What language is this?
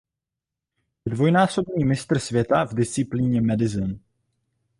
Czech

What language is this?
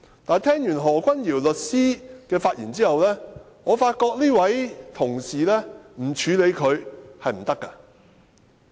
Cantonese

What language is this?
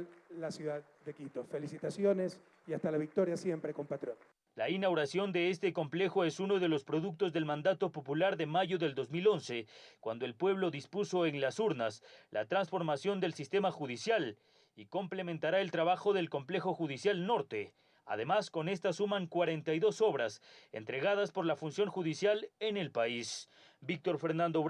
Spanish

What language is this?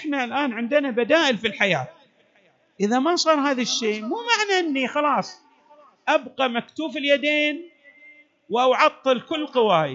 Arabic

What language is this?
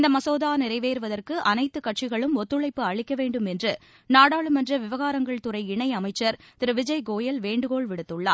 Tamil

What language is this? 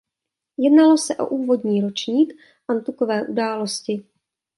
Czech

